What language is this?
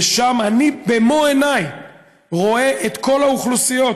Hebrew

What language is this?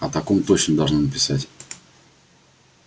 Russian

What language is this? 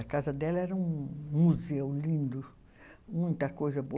Portuguese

